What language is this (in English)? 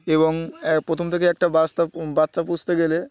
Bangla